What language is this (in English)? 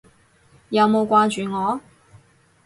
Cantonese